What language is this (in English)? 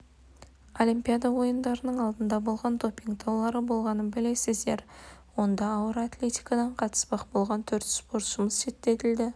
Kazakh